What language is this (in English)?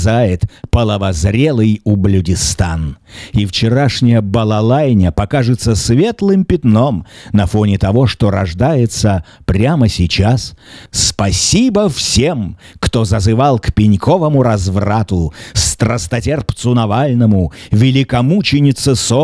Russian